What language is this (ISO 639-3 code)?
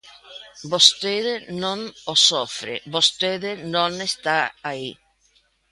glg